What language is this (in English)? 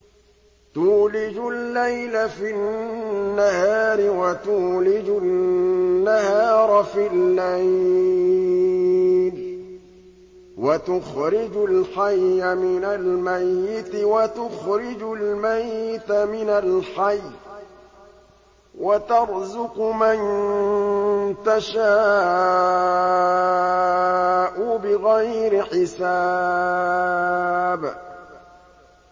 Arabic